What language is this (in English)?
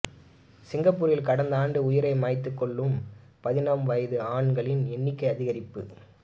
Tamil